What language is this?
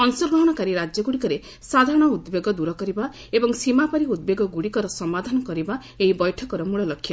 Odia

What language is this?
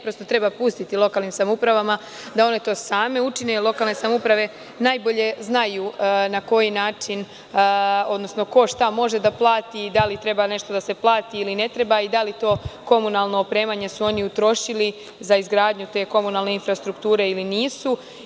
Serbian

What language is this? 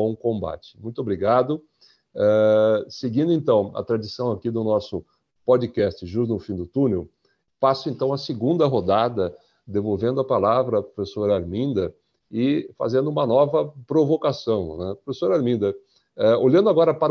Portuguese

